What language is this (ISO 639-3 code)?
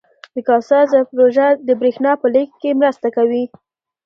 pus